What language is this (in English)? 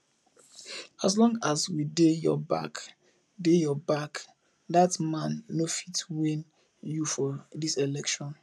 Nigerian Pidgin